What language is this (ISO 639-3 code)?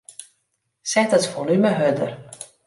fry